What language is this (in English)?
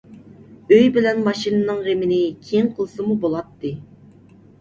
Uyghur